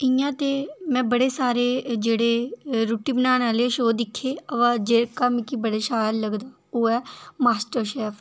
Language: Dogri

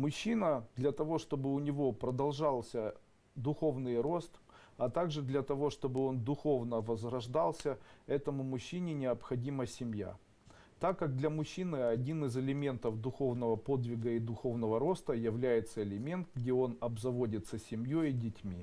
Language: Russian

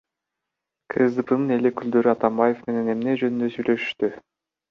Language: Kyrgyz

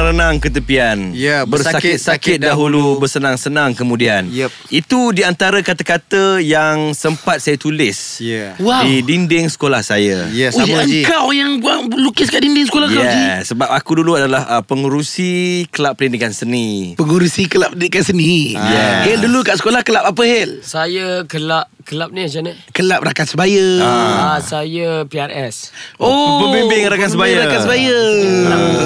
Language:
Malay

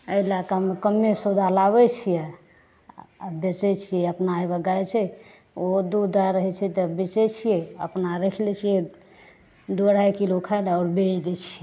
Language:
Maithili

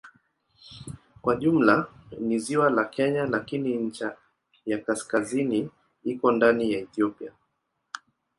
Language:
Swahili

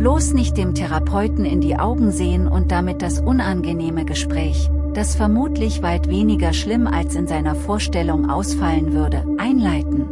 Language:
German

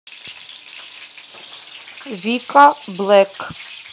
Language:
Russian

